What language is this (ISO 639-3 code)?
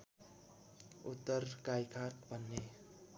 nep